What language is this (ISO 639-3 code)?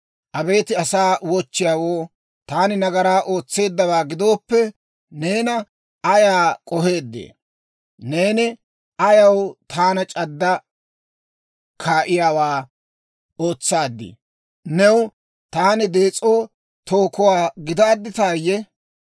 dwr